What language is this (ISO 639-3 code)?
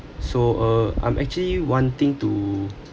eng